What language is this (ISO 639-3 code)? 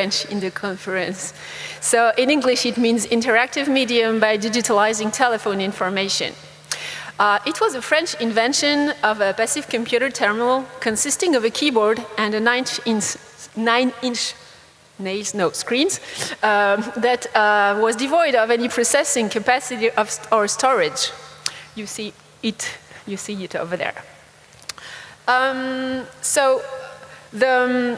eng